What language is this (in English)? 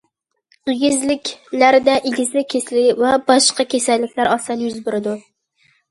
Uyghur